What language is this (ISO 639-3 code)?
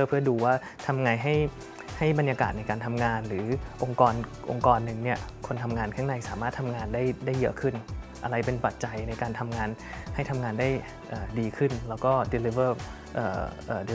tha